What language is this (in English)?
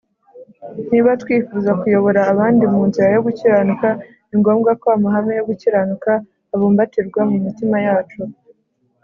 Kinyarwanda